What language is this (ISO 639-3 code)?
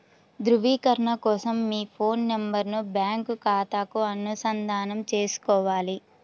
tel